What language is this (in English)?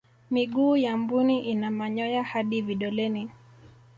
Swahili